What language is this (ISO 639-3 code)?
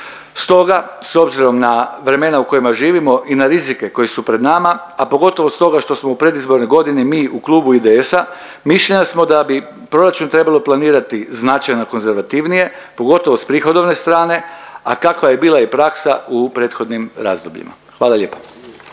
hrv